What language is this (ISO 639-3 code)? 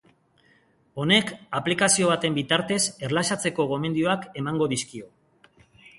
eus